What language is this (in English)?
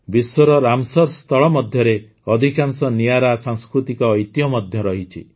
Odia